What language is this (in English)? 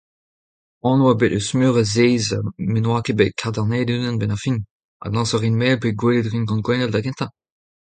Breton